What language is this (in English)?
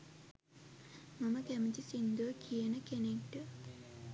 Sinhala